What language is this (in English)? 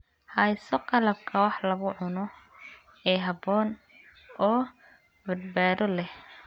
Somali